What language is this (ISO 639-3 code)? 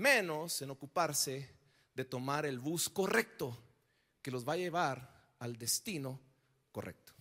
spa